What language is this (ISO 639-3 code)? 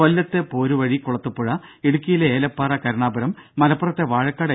mal